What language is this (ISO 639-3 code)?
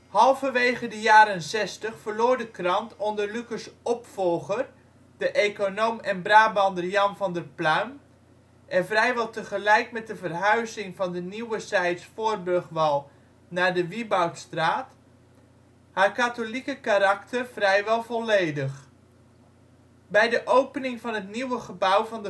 nld